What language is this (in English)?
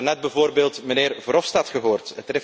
Dutch